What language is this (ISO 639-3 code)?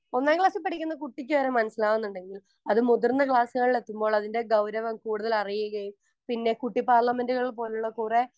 mal